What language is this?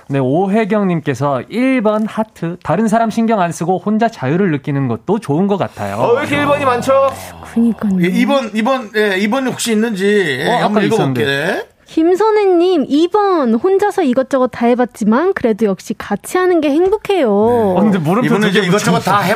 Korean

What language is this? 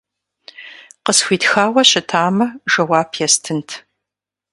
Kabardian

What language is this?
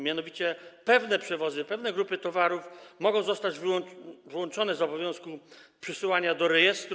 Polish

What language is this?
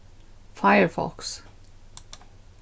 Faroese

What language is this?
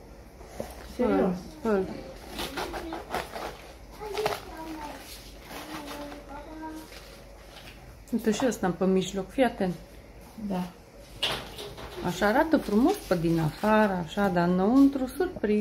Romanian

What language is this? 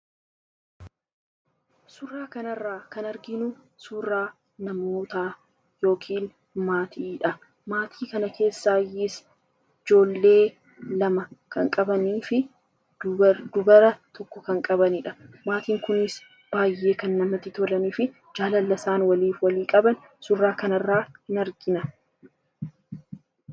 Oromo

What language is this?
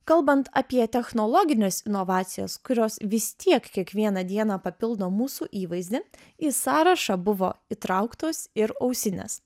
Lithuanian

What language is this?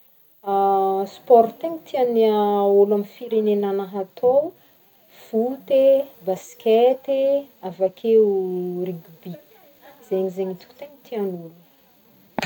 Northern Betsimisaraka Malagasy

